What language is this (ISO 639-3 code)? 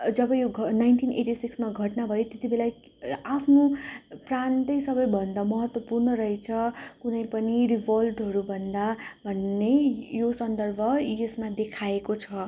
nep